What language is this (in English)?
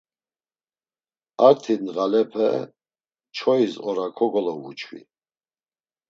Laz